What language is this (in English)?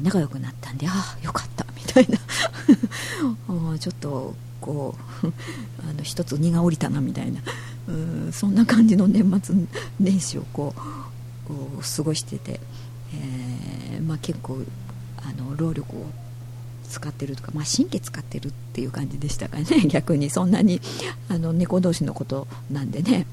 Japanese